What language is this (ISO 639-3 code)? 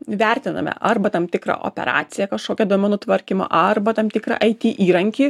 lit